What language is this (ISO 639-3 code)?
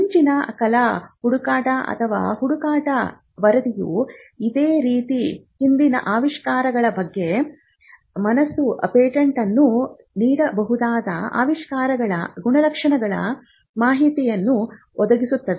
kan